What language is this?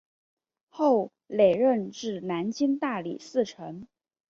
Chinese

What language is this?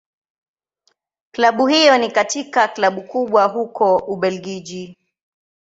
Swahili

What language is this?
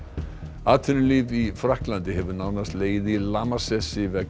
Icelandic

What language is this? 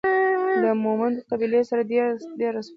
Pashto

